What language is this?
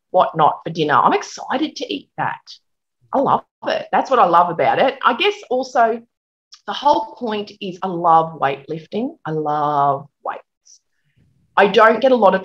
English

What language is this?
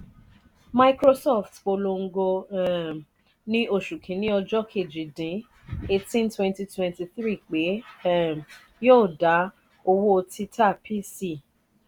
Yoruba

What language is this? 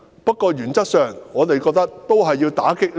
Cantonese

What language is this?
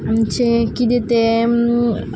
Konkani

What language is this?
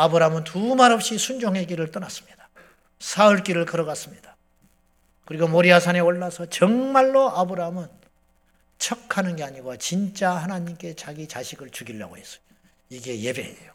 Korean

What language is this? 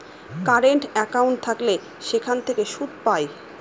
Bangla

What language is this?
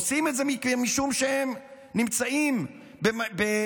Hebrew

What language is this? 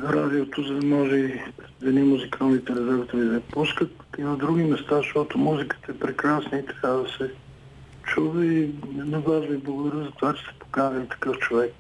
Bulgarian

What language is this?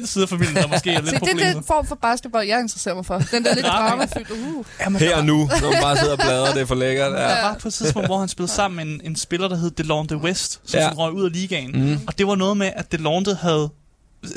Danish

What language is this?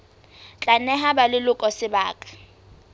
Southern Sotho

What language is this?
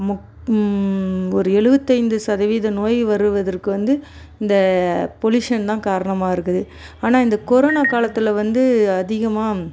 Tamil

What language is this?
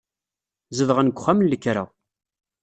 Kabyle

